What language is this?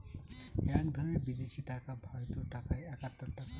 Bangla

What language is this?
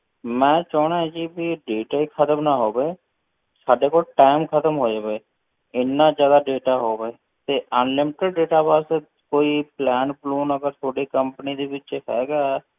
Punjabi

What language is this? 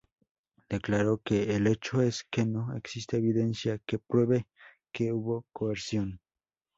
Spanish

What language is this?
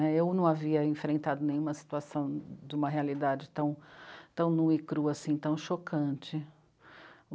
Portuguese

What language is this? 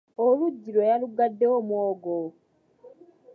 Ganda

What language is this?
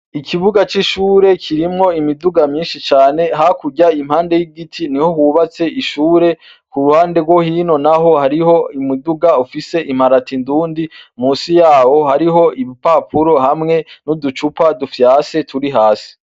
Rundi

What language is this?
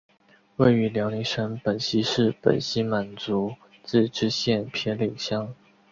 Chinese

